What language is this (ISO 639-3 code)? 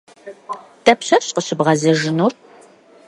kbd